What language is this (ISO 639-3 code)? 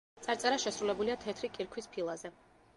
kat